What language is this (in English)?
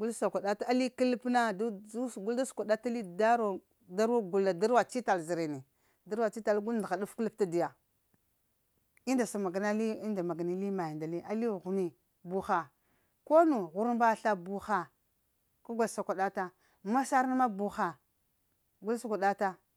Lamang